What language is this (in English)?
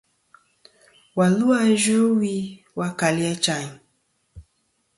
Kom